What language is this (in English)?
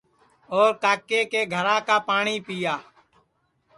Sansi